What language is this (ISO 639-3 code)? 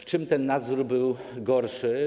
pol